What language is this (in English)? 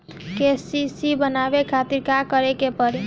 Bhojpuri